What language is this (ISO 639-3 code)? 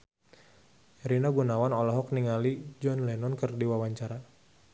sun